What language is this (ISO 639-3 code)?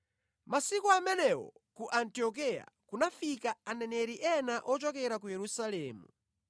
nya